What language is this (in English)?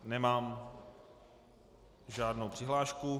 Czech